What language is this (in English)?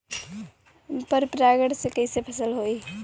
Bhojpuri